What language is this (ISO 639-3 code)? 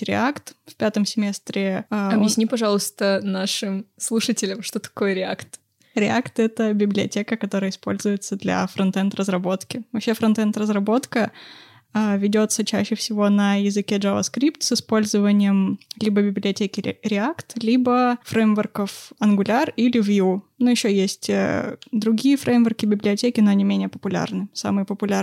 rus